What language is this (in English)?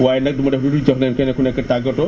Wolof